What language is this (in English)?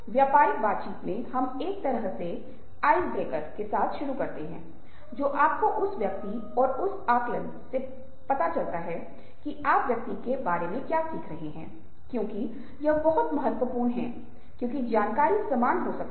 Hindi